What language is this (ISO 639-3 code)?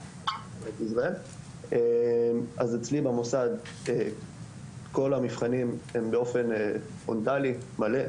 heb